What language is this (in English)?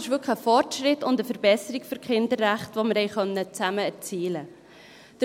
Swiss German